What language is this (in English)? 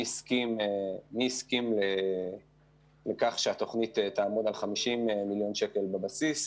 Hebrew